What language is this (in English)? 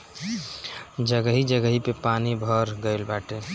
Bhojpuri